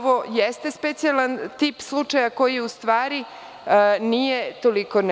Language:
Serbian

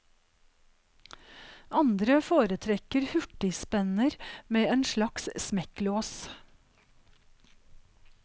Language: Norwegian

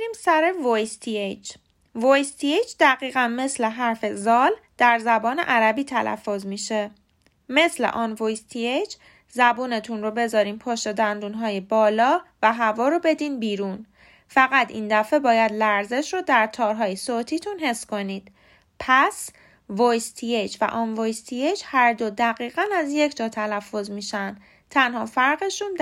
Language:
Persian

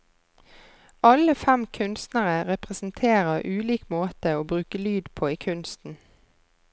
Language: Norwegian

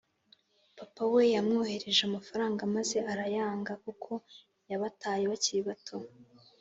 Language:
Kinyarwanda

